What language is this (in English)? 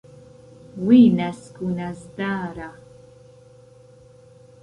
Central Kurdish